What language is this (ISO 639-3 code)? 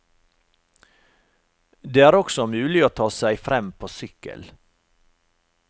nor